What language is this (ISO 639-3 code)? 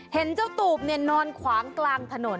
tha